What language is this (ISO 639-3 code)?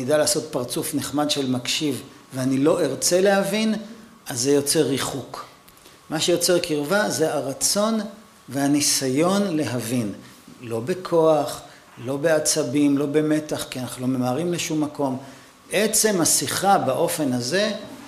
heb